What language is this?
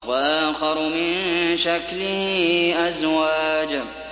Arabic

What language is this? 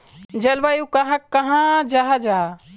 Magahi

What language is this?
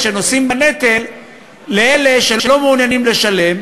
Hebrew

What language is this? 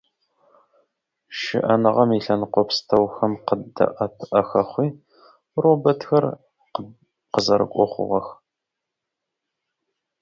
Russian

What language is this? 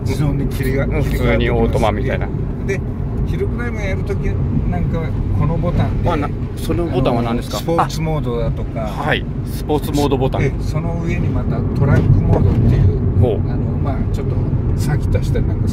Japanese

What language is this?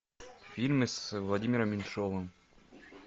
Russian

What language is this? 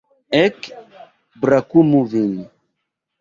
Esperanto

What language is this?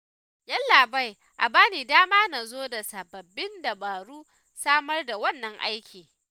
Hausa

